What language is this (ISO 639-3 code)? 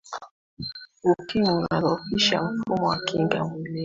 swa